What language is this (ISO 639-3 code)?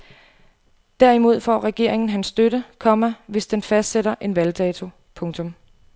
dan